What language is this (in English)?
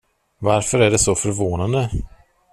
Swedish